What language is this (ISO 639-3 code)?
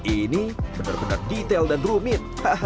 ind